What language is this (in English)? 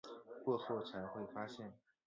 Chinese